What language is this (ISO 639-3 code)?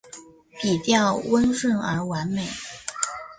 zho